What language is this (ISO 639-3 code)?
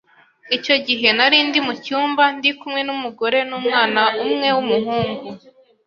kin